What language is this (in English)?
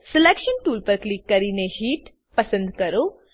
Gujarati